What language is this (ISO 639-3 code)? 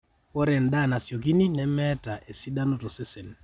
mas